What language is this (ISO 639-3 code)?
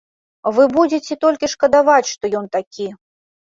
bel